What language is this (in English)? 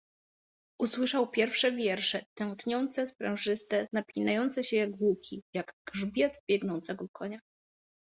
Polish